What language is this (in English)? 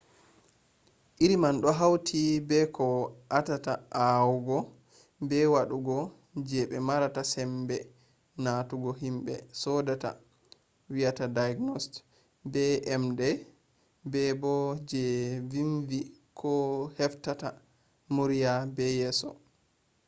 Fula